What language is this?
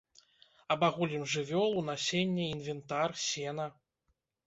Belarusian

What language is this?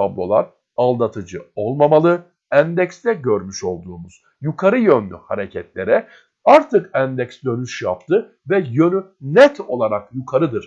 Turkish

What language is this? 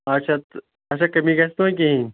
Kashmiri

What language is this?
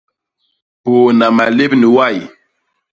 Basaa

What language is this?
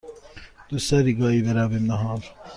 Persian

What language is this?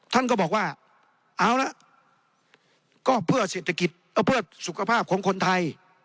Thai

